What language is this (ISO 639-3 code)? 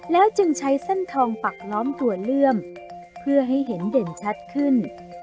tha